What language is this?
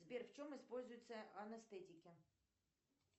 Russian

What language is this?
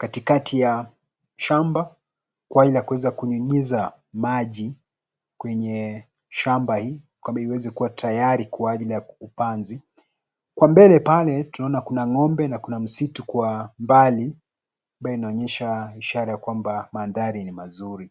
Swahili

